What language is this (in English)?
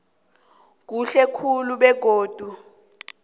South Ndebele